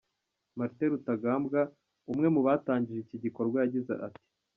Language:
Kinyarwanda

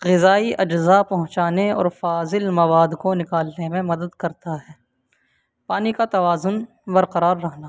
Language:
Urdu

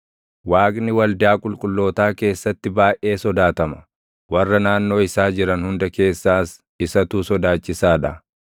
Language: Oromo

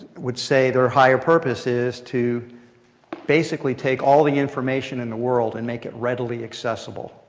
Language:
English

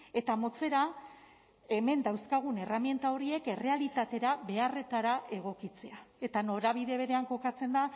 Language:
Basque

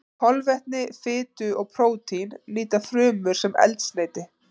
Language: Icelandic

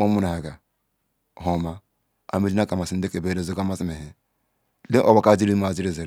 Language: Ikwere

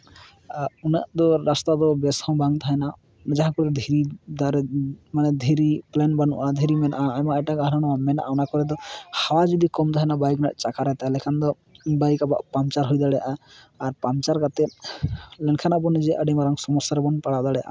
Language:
Santali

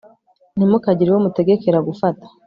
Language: Kinyarwanda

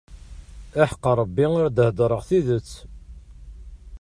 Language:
Kabyle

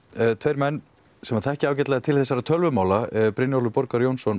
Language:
Icelandic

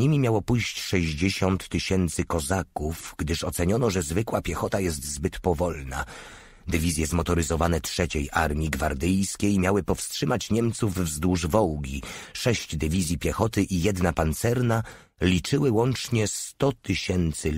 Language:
Polish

